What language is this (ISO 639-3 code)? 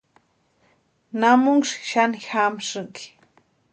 pua